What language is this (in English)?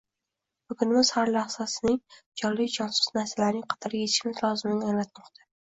Uzbek